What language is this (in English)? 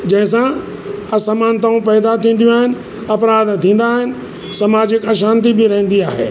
Sindhi